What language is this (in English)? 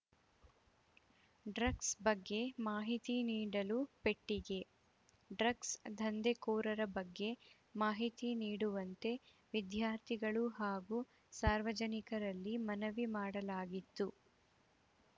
Kannada